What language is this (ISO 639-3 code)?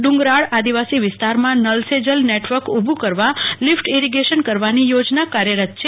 guj